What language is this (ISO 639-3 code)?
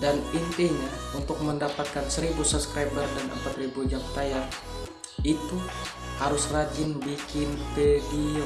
ind